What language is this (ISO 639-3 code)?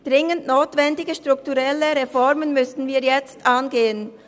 gsw